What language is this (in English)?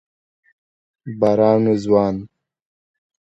Pashto